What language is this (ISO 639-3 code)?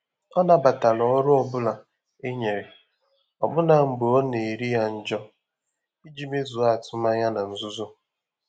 ibo